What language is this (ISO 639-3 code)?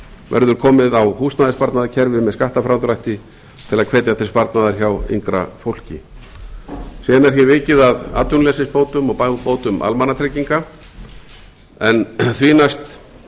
isl